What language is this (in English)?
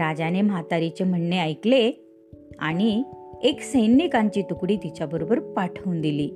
Marathi